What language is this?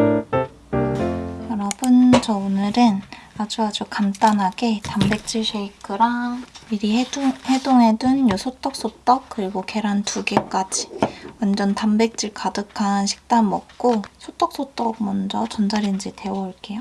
Korean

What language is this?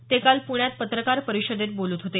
Marathi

